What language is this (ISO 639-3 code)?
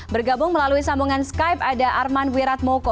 ind